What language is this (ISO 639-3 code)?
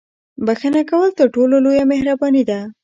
pus